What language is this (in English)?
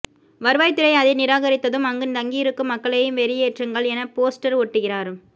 Tamil